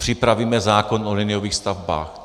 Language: Czech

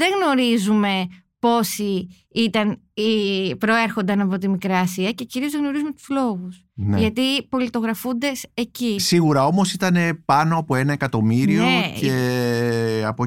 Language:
Greek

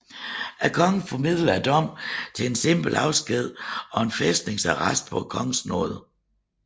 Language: Danish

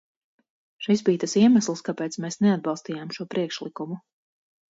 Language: Latvian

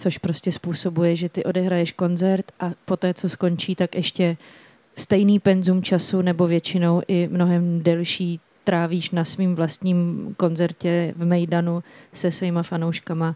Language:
Czech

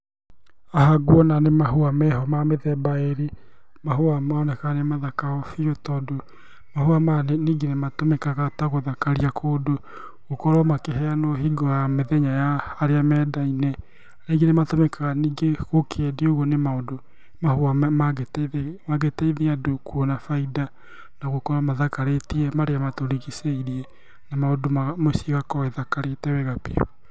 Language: Kikuyu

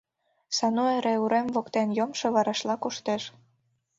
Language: Mari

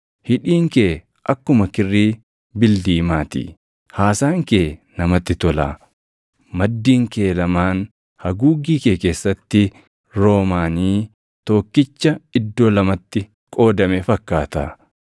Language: Oromo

